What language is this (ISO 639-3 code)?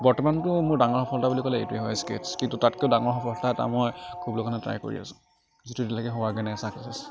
asm